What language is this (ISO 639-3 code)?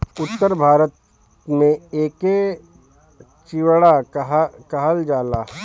bho